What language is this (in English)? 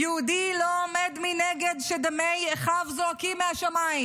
Hebrew